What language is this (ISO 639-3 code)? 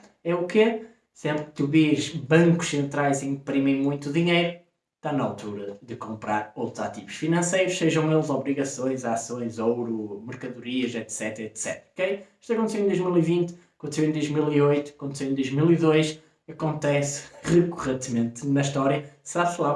por